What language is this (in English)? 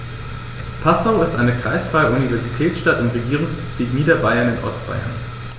German